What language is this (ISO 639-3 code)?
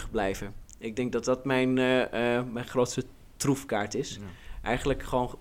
nld